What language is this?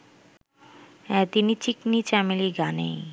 Bangla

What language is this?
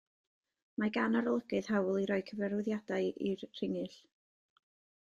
Welsh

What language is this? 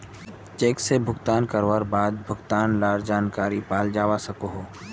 Magahi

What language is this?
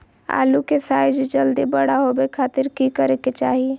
Magahi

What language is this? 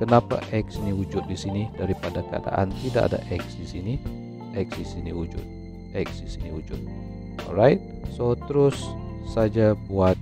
Malay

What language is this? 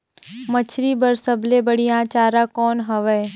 Chhattisgarhi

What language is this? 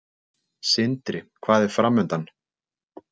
Icelandic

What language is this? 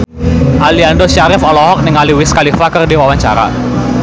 Sundanese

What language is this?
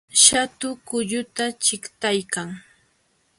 Jauja Wanca Quechua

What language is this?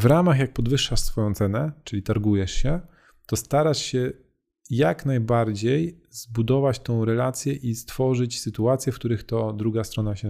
Polish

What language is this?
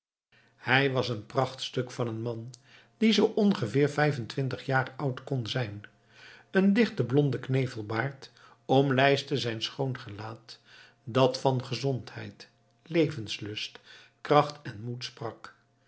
Dutch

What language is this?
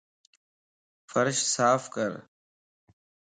Lasi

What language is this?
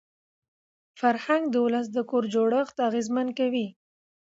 Pashto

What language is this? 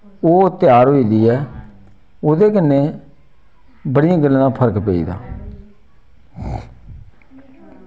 Dogri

